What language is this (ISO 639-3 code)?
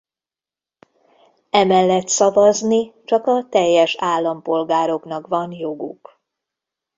hun